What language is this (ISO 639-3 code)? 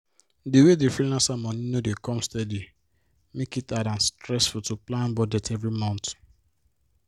pcm